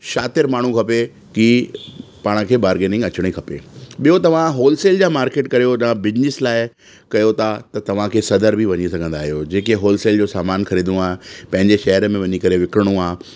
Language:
Sindhi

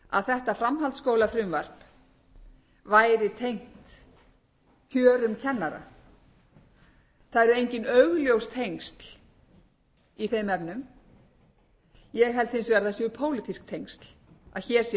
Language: Icelandic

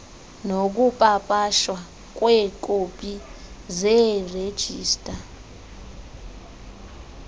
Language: Xhosa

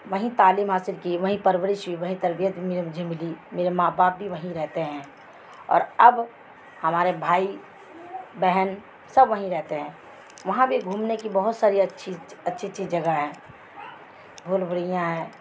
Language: Urdu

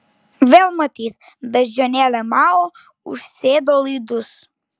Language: Lithuanian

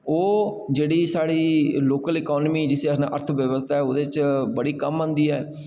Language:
Dogri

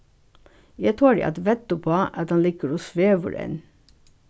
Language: Faroese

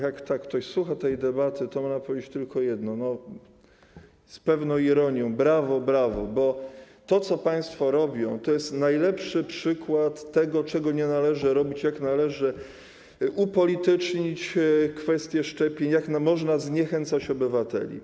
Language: Polish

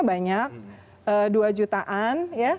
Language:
Indonesian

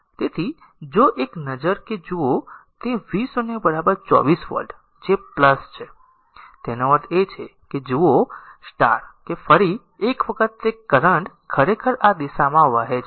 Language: Gujarati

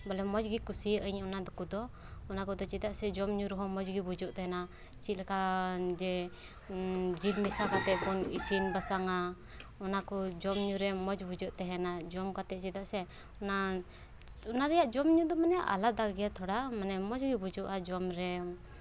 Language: Santali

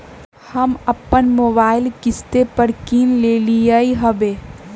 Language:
Magahi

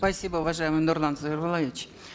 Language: Kazakh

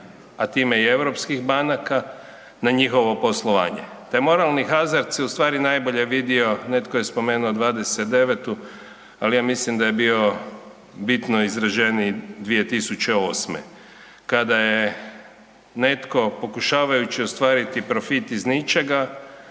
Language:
Croatian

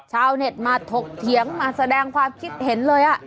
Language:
Thai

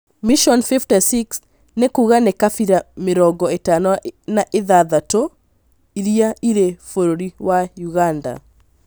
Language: Kikuyu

